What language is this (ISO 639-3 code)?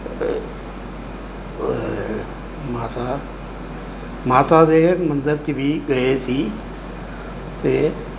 pan